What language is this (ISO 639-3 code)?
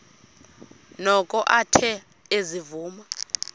xho